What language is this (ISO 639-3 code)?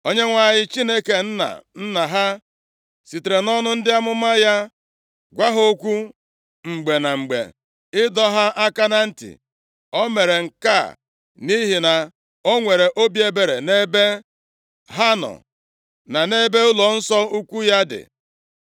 ibo